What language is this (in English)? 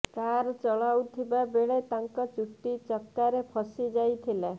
Odia